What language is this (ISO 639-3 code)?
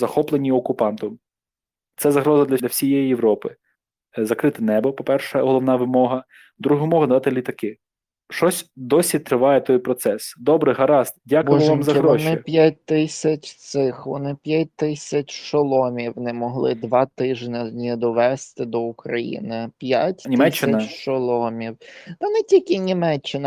ukr